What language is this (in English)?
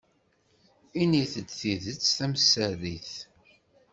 Kabyle